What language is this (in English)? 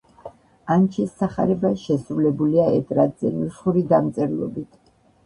Georgian